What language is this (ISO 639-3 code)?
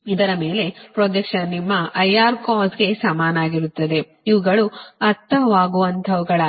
kan